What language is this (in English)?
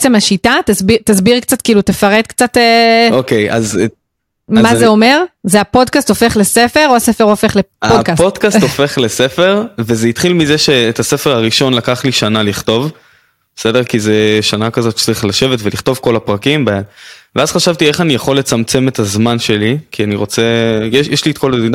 Hebrew